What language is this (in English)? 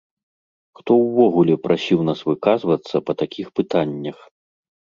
Belarusian